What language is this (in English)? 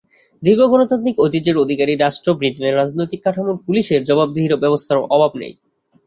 Bangla